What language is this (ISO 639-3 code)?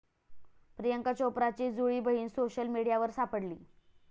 mar